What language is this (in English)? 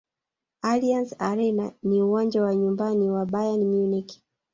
Swahili